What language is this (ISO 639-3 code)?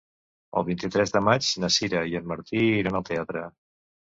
cat